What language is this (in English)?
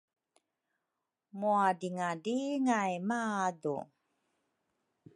Rukai